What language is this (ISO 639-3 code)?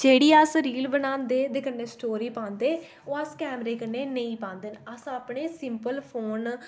doi